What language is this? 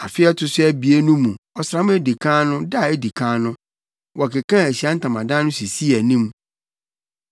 Akan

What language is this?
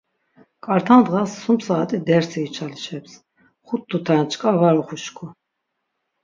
Laz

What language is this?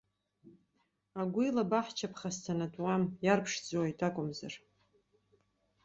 Abkhazian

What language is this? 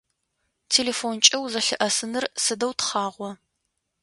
Adyghe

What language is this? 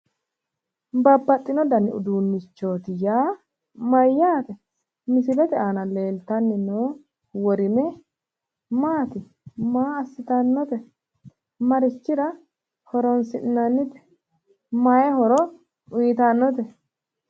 Sidamo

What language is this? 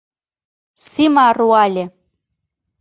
Mari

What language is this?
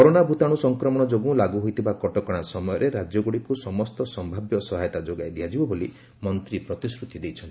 Odia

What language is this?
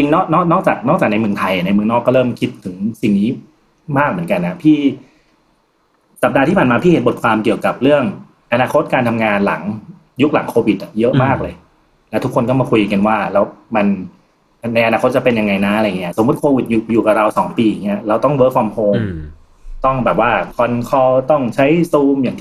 Thai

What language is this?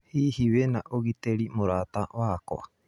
Kikuyu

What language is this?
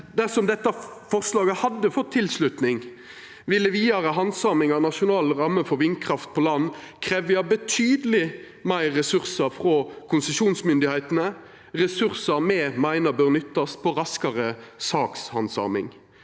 Norwegian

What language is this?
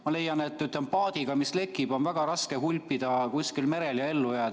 Estonian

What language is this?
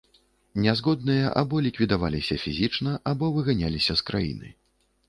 Belarusian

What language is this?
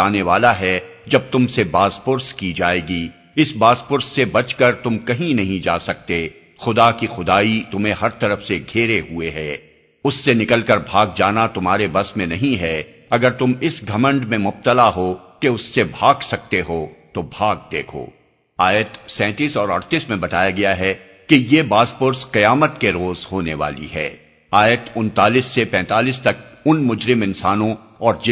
Urdu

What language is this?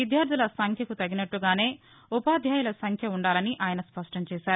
Telugu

